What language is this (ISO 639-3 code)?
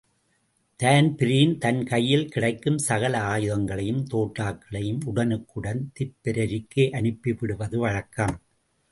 tam